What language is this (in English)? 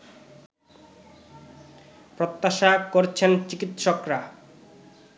Bangla